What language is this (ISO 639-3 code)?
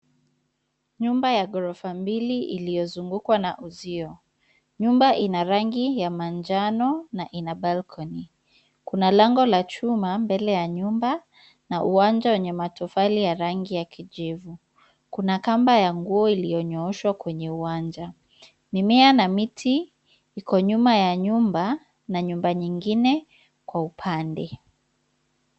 swa